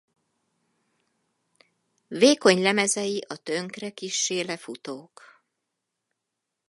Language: Hungarian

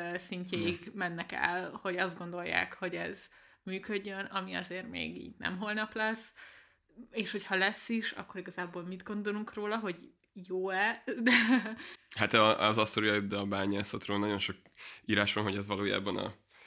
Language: Hungarian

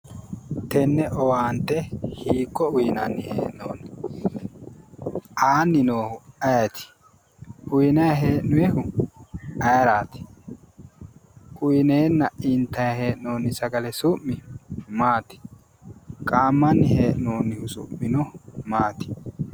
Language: Sidamo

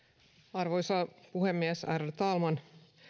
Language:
Finnish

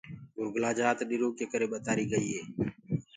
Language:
Gurgula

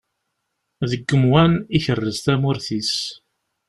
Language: Kabyle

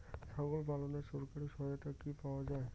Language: Bangla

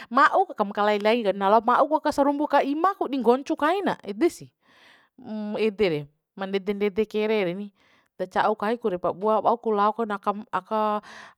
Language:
Bima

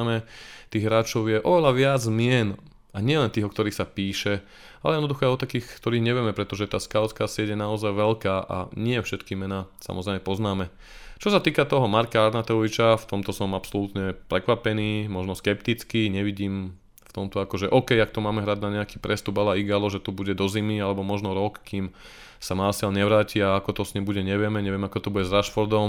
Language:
Slovak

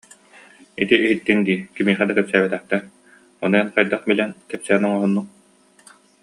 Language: Yakut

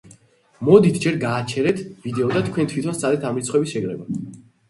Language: Georgian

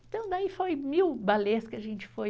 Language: Portuguese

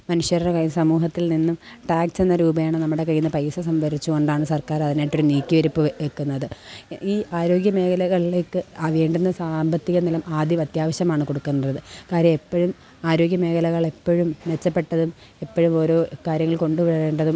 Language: Malayalam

